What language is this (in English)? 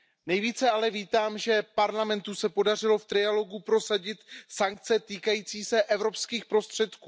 Czech